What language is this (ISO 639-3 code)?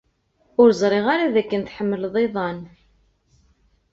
kab